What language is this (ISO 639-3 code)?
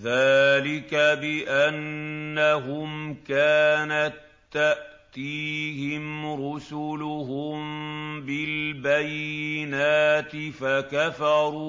ara